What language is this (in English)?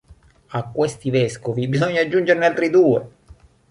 Italian